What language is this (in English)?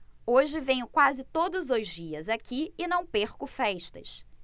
Portuguese